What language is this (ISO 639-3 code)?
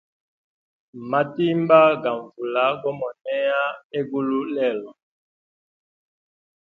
hem